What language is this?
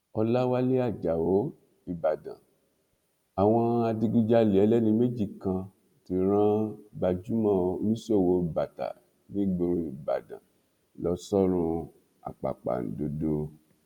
Yoruba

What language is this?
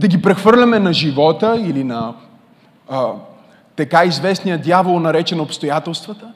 Bulgarian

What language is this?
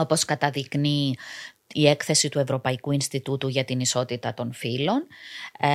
Greek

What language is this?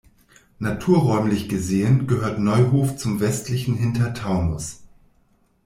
German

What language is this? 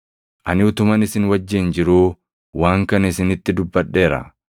Oromo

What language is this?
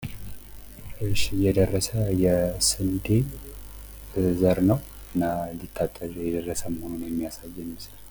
Amharic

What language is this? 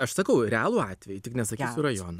Lithuanian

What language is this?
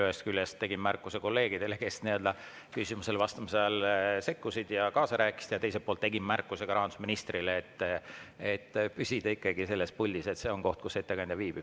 Estonian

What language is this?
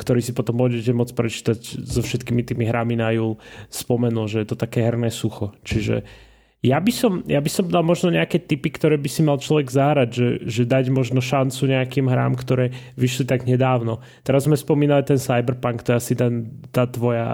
Slovak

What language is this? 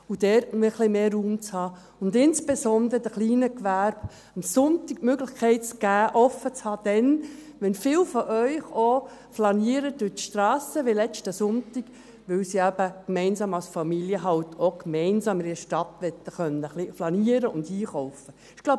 Swiss German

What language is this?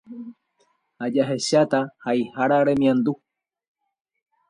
Guarani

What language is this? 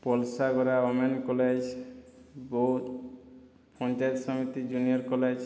Odia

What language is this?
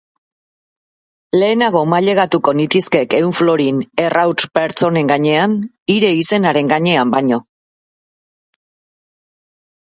Basque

